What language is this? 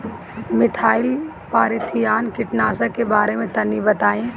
Bhojpuri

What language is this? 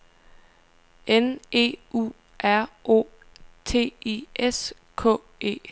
Danish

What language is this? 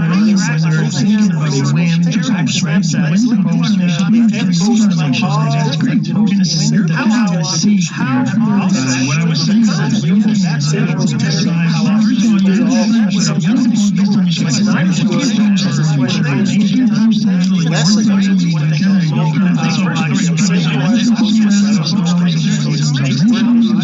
English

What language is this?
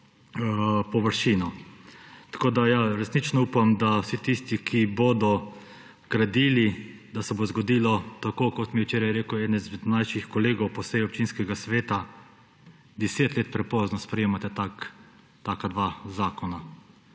Slovenian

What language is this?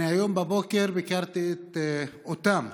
Hebrew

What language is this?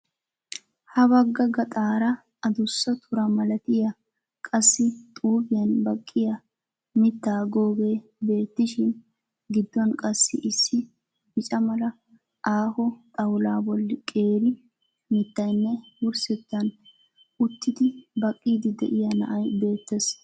Wolaytta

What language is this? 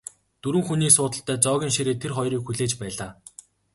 Mongolian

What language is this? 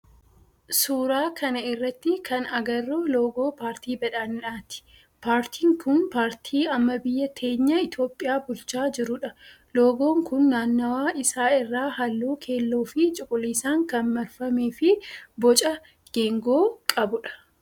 Oromo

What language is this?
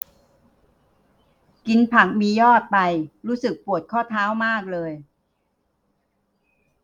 Thai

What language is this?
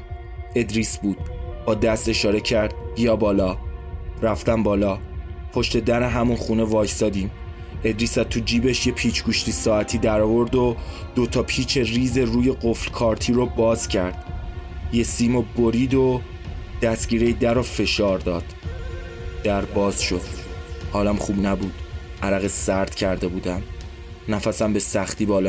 Persian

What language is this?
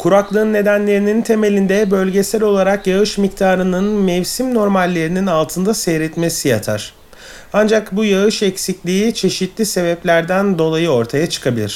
Turkish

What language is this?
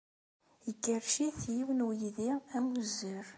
Kabyle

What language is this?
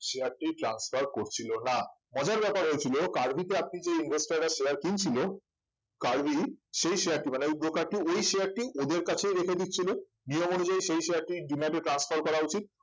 Bangla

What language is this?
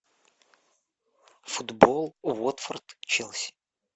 Russian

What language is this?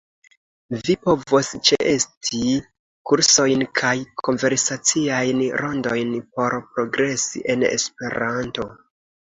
Esperanto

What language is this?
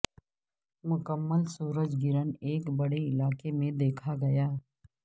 Urdu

